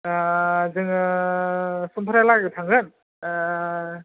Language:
Bodo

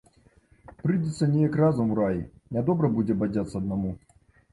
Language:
Belarusian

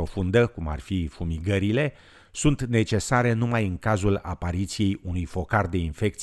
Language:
Romanian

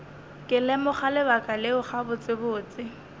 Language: Northern Sotho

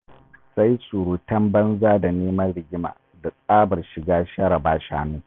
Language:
Hausa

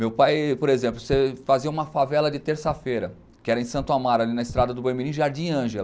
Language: Portuguese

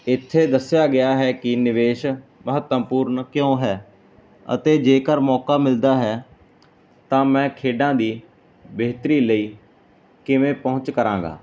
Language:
Punjabi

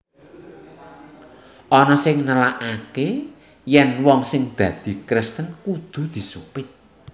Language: Javanese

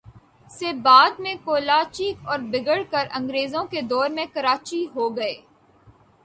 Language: Urdu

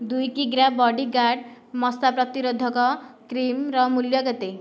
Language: Odia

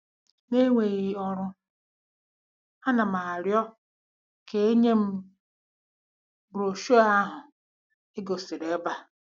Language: Igbo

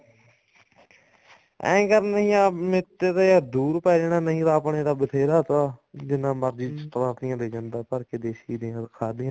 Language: Punjabi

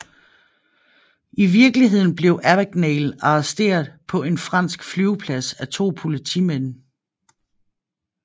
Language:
Danish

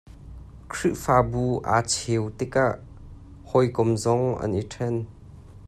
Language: Hakha Chin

